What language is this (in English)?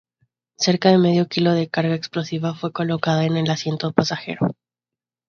Spanish